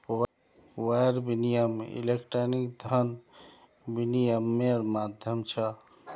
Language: Magahi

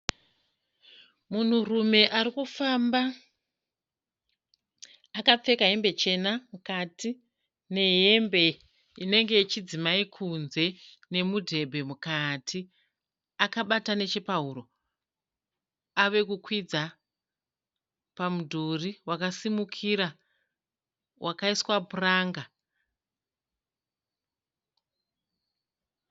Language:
Shona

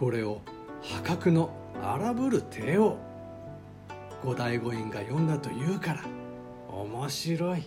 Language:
Japanese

